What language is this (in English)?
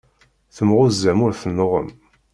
Kabyle